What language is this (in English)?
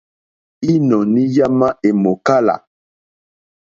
Mokpwe